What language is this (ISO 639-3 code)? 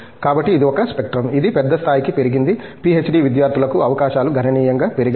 tel